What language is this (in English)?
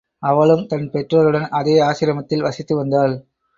Tamil